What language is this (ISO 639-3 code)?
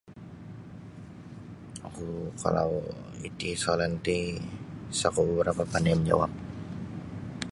bsy